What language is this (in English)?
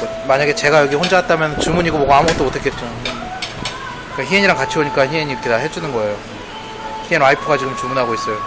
Korean